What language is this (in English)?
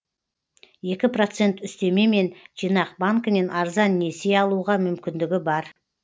Kazakh